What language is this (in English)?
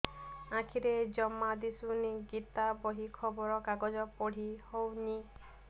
Odia